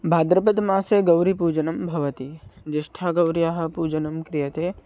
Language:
Sanskrit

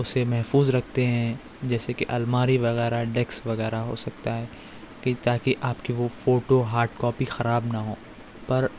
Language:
Urdu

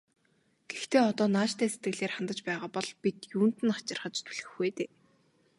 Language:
Mongolian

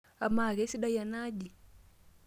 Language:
Masai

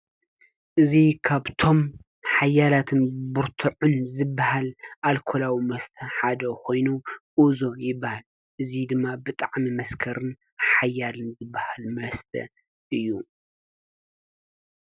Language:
Tigrinya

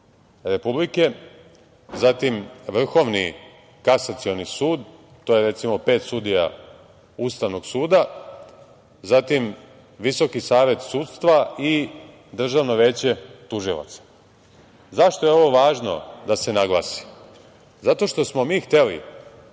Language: Serbian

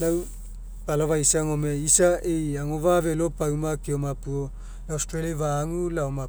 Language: Mekeo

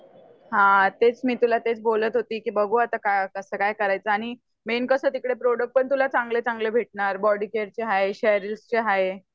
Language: Marathi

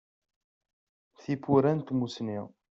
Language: Kabyle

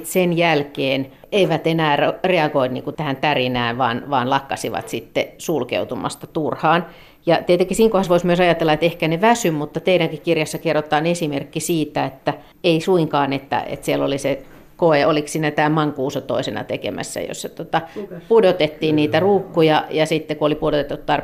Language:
Finnish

